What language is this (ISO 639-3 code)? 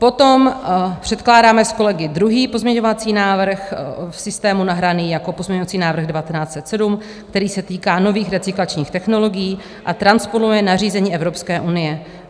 ces